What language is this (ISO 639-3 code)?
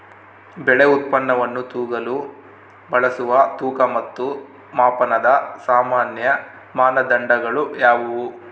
kan